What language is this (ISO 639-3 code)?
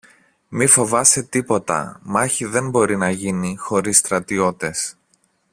ell